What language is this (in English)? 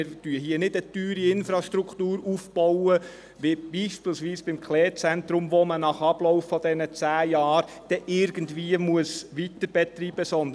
Swiss German